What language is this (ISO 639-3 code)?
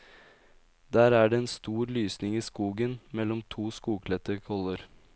nor